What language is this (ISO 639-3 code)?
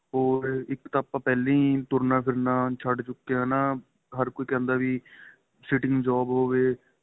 pan